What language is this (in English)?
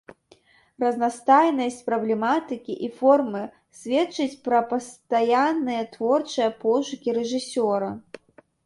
Belarusian